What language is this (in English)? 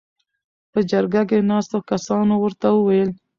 Pashto